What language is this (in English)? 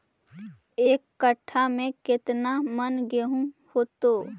Magahi